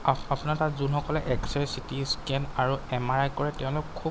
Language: Assamese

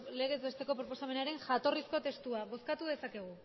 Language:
Basque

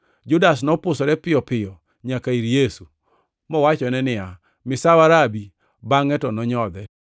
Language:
Luo (Kenya and Tanzania)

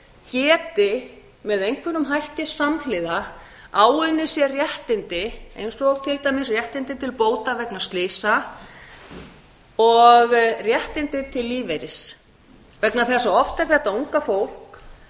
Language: Icelandic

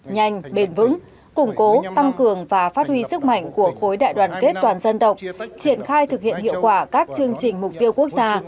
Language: Vietnamese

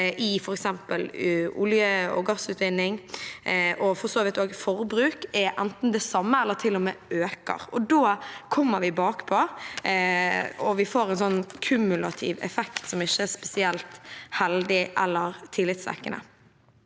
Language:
Norwegian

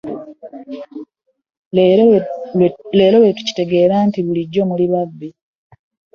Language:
Ganda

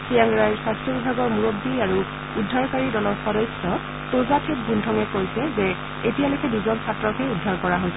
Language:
Assamese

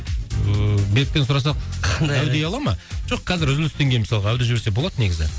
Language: Kazakh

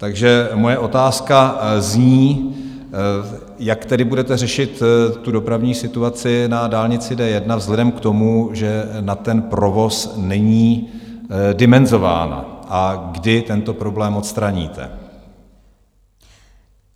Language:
Czech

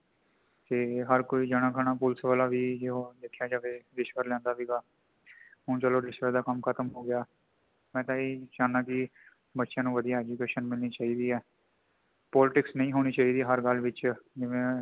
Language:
Punjabi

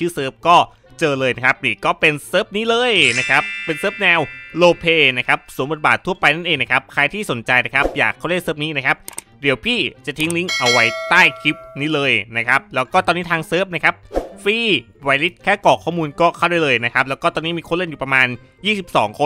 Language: Thai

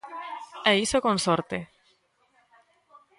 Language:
Galician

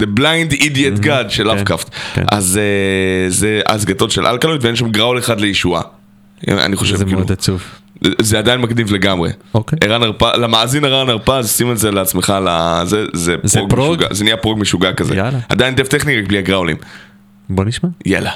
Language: Hebrew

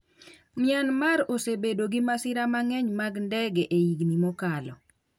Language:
Luo (Kenya and Tanzania)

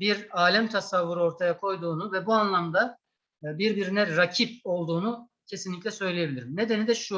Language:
Turkish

